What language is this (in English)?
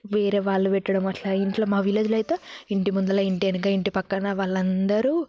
Telugu